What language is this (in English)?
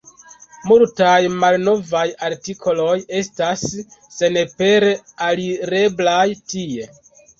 Esperanto